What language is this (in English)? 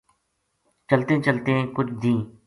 Gujari